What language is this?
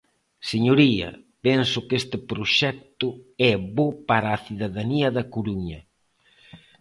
Galician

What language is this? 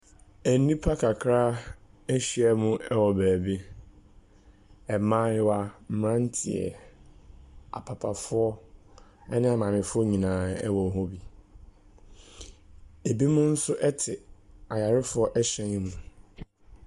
Akan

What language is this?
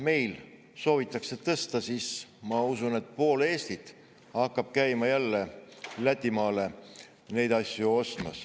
Estonian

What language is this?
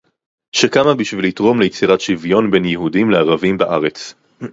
Hebrew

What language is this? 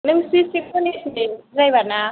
Bodo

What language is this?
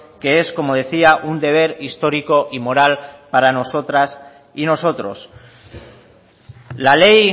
Spanish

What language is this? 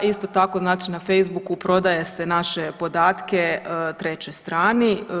Croatian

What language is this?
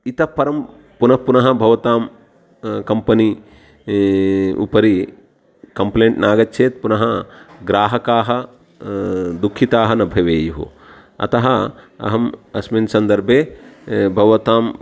Sanskrit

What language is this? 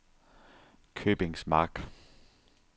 Danish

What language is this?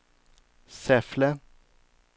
Swedish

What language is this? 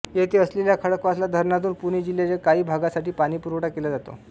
Marathi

